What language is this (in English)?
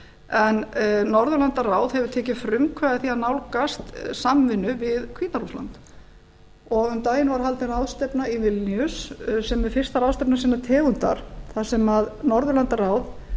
Icelandic